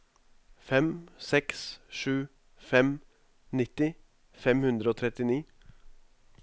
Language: Norwegian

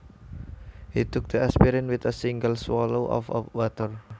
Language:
Javanese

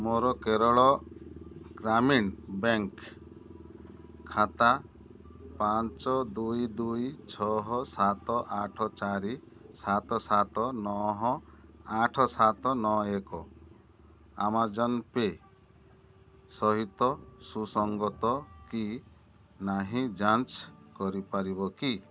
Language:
Odia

